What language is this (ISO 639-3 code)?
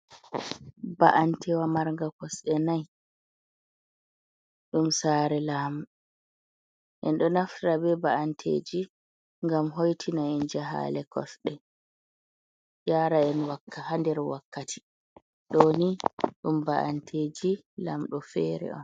ful